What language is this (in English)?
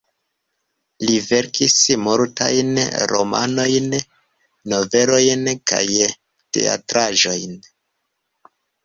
Esperanto